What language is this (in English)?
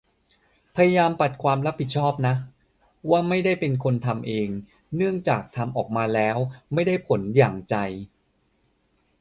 Thai